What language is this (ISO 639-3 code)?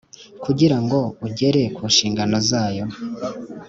kin